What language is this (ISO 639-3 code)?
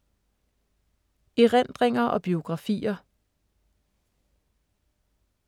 dan